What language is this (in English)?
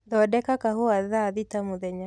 Kikuyu